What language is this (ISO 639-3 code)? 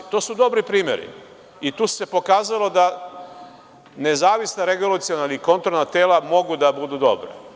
srp